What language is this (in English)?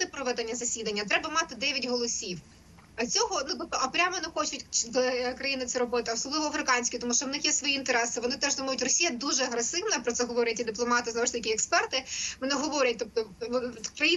Ukrainian